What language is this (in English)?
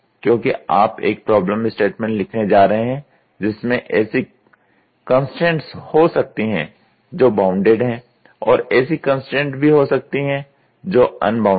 Hindi